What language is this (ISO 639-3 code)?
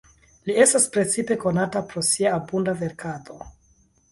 epo